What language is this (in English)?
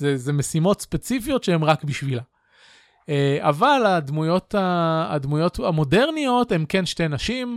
Hebrew